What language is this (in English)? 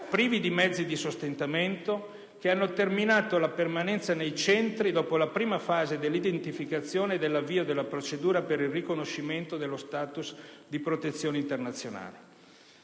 Italian